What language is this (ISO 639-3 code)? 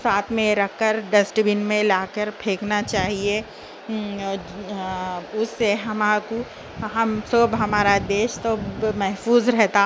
urd